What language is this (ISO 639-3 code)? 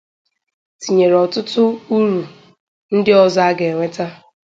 ibo